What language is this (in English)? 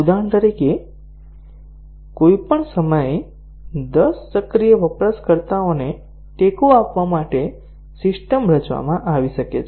Gujarati